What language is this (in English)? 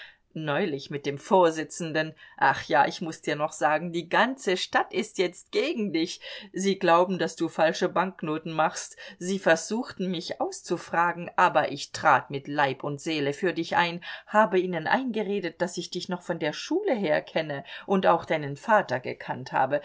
German